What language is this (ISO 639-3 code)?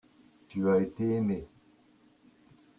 fra